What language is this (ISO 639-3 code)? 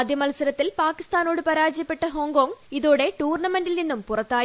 mal